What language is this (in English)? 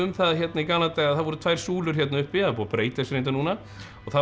Icelandic